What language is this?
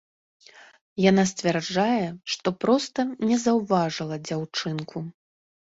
Belarusian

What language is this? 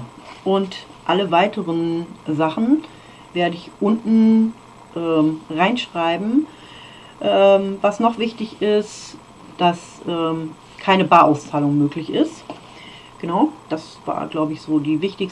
German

